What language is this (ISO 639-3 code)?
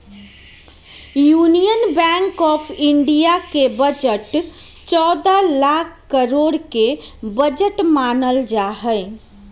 mag